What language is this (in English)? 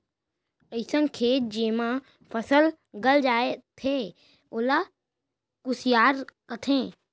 Chhattisgarhi